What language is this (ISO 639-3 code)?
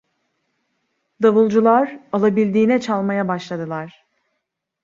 tur